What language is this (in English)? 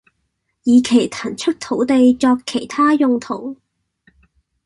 Cantonese